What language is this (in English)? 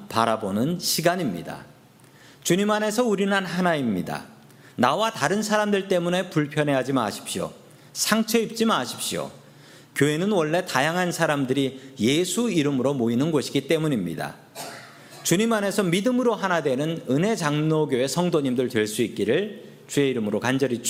Korean